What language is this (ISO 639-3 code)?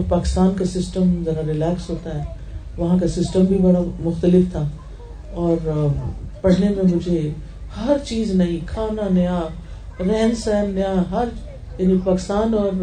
urd